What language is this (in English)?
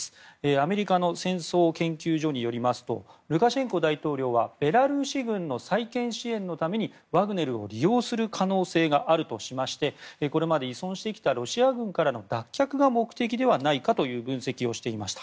Japanese